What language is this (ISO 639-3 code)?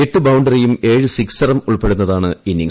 mal